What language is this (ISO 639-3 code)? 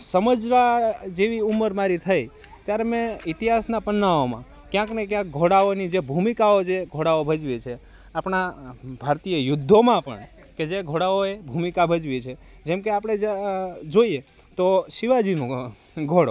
guj